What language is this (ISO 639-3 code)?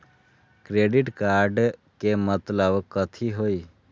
mag